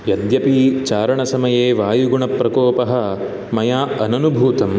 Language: Sanskrit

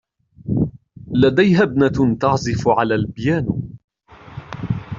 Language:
Arabic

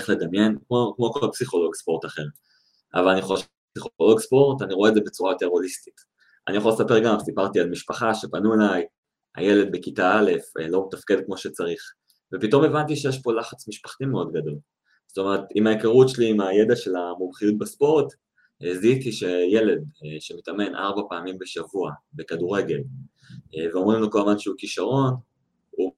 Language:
Hebrew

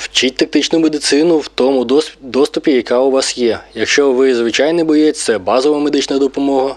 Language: Ukrainian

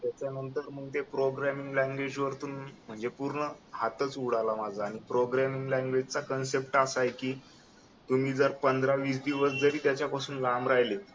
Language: Marathi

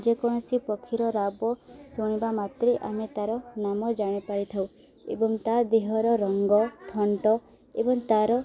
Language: Odia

